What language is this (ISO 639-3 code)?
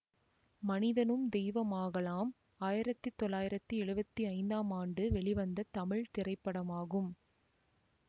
tam